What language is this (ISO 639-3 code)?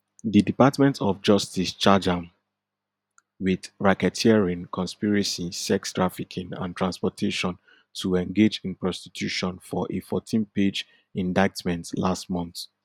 pcm